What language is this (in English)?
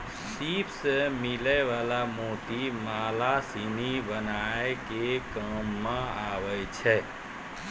Maithili